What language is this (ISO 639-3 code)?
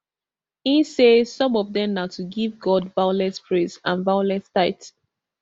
pcm